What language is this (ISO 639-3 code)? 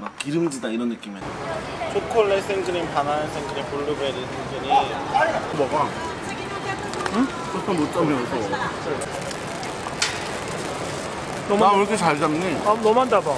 kor